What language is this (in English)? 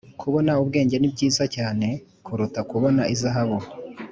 Kinyarwanda